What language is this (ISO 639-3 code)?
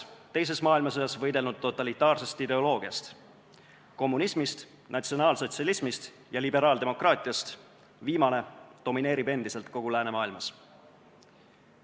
est